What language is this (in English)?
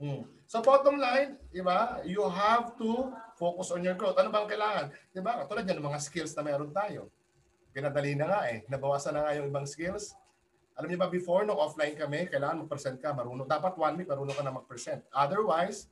Filipino